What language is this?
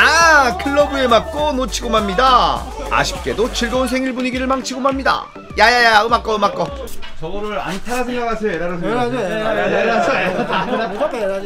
Korean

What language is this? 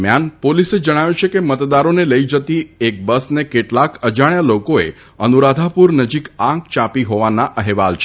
Gujarati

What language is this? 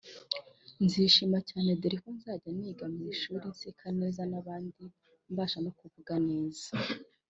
Kinyarwanda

